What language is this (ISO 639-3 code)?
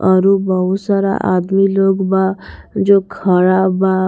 bho